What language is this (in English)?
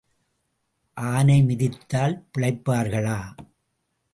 Tamil